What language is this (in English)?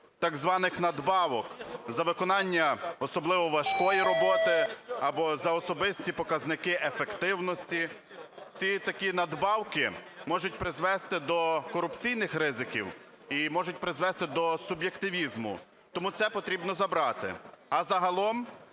Ukrainian